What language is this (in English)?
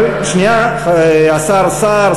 Hebrew